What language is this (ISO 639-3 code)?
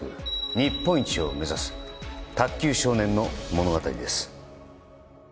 jpn